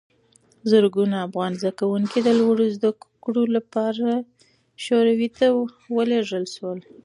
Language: Pashto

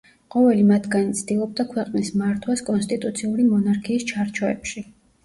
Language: Georgian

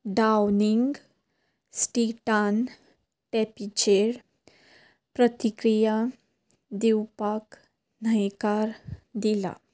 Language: Konkani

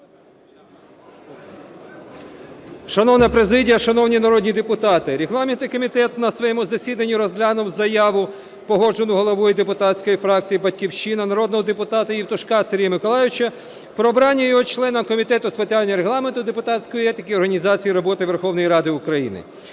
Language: Ukrainian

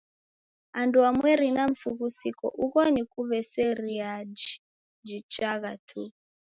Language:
Taita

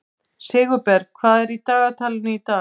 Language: Icelandic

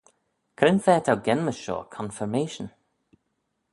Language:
Manx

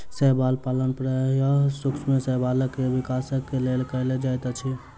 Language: Maithili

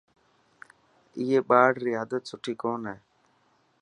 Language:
Dhatki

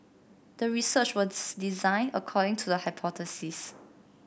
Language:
English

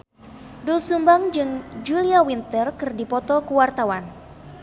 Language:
Sundanese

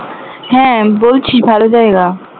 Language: Bangla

